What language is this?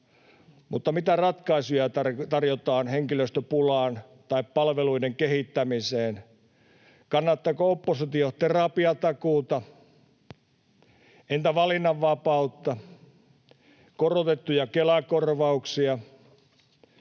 Finnish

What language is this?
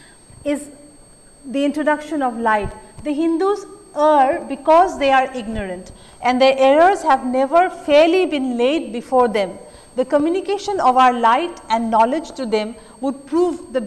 English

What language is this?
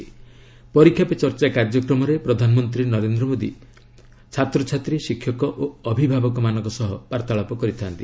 Odia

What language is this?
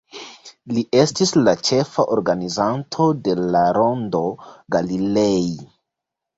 Esperanto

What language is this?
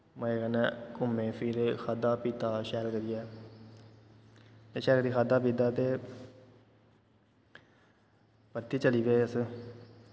Dogri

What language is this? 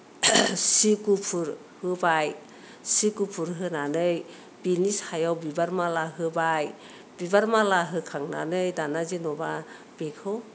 Bodo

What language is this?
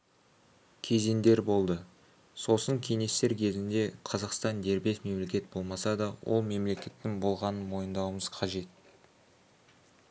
Kazakh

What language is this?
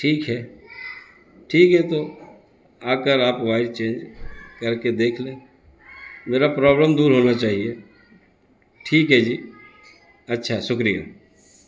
Urdu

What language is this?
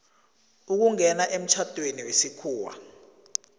South Ndebele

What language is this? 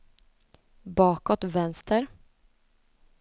Swedish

